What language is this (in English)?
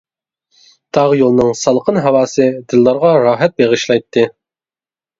Uyghur